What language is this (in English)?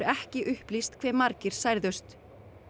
Icelandic